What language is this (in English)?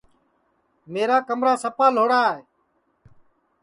Sansi